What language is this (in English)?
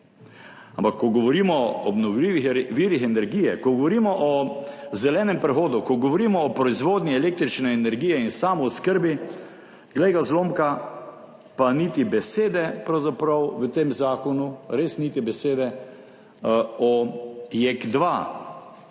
Slovenian